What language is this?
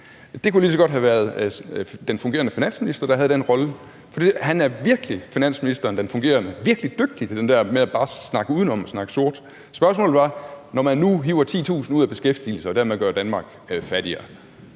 Danish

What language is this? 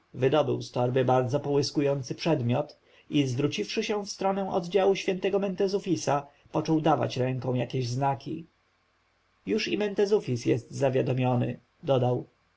Polish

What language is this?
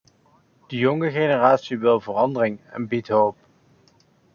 Dutch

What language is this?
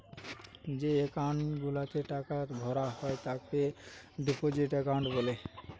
Bangla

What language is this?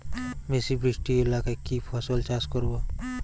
Bangla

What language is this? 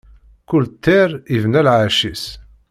Kabyle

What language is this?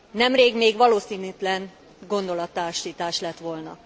Hungarian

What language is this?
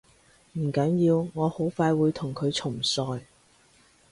Cantonese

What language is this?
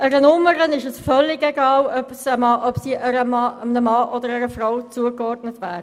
Swiss German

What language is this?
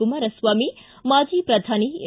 Kannada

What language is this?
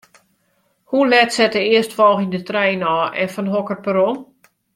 Western Frisian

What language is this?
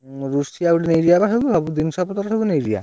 Odia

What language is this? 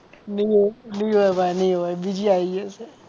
Gujarati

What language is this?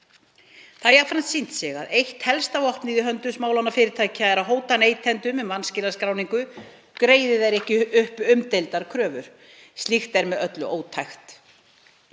Icelandic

